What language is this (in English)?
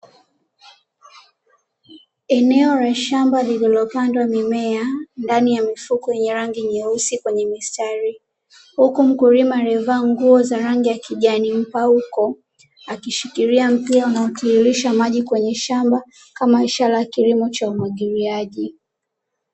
Swahili